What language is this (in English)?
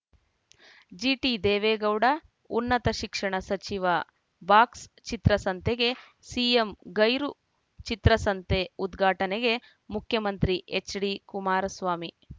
Kannada